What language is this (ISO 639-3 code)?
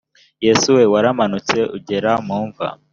kin